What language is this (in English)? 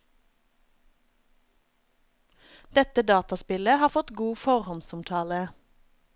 Norwegian